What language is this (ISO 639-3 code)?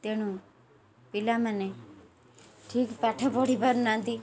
ori